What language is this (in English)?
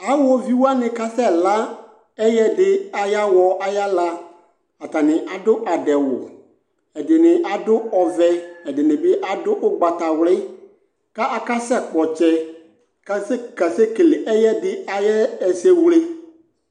Ikposo